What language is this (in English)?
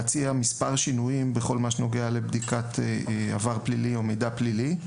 Hebrew